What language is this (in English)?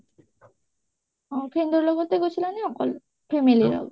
Assamese